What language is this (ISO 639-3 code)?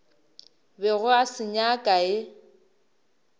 nso